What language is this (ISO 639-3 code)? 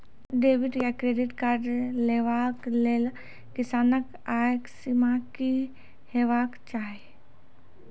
mai